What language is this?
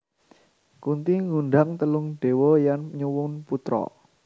Javanese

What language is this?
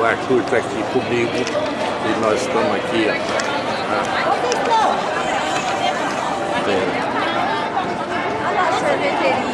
Portuguese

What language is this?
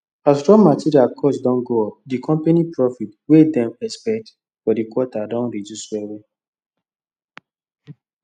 Nigerian Pidgin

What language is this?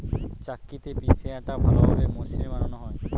Bangla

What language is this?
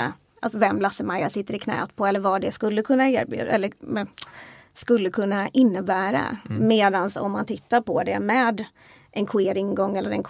Swedish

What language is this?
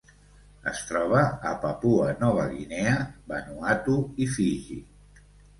Catalan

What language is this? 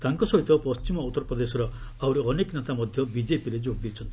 Odia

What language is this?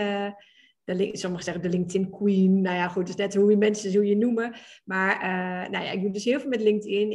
Dutch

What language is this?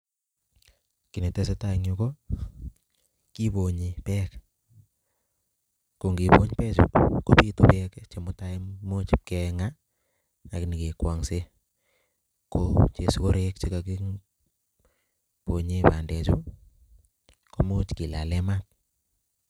Kalenjin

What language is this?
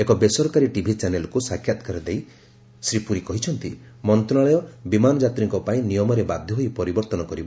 Odia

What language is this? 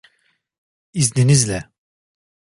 Turkish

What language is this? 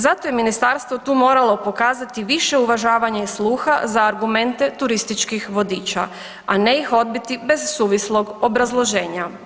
Croatian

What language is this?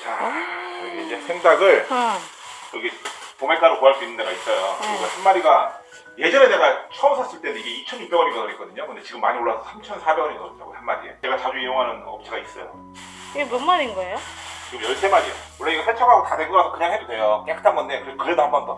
Korean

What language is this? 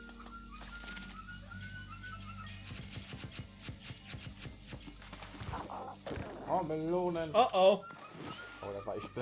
German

